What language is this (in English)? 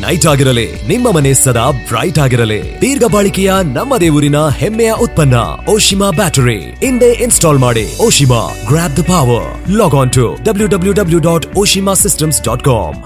Kannada